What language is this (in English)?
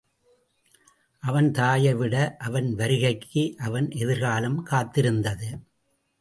Tamil